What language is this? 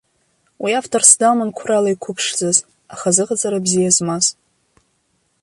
Abkhazian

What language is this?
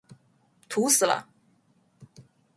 Chinese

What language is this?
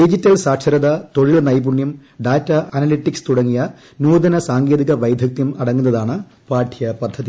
Malayalam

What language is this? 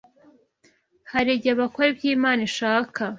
Kinyarwanda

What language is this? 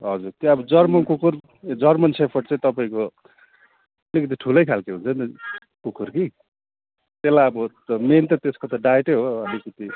Nepali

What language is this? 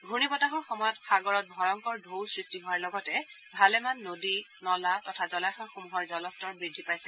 Assamese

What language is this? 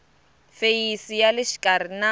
Tsonga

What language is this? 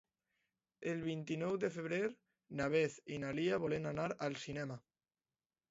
Catalan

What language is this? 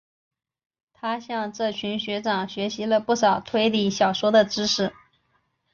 Chinese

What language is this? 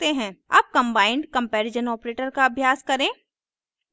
Hindi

